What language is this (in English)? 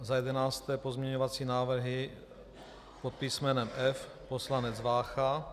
Czech